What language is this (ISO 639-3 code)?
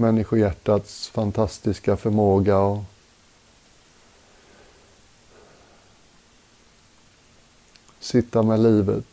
swe